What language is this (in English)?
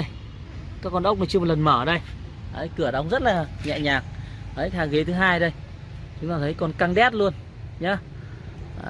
Vietnamese